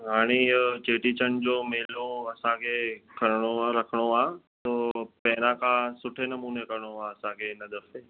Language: Sindhi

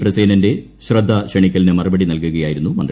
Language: Malayalam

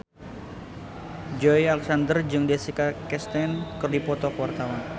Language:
Sundanese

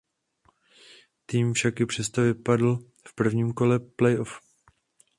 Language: Czech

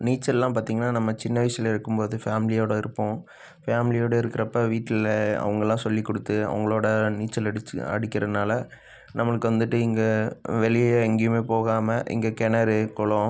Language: Tamil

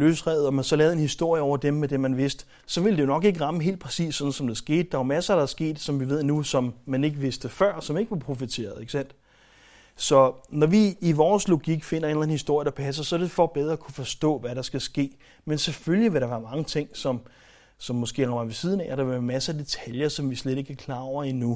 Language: Danish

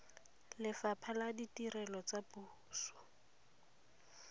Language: Tswana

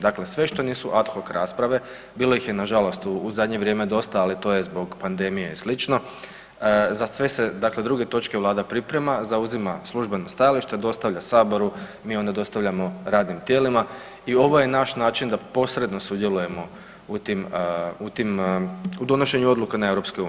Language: Croatian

